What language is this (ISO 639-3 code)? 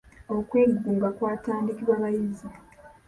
lug